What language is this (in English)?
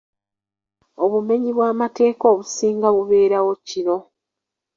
Ganda